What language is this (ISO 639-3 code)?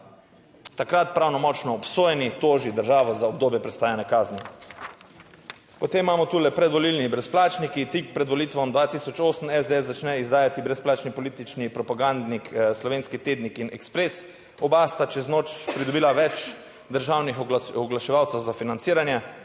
slv